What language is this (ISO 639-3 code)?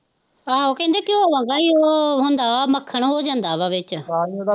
pan